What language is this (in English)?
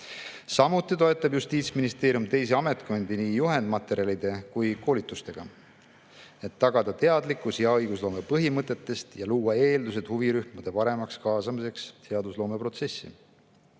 Estonian